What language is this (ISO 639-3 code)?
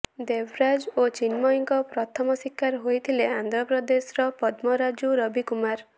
ori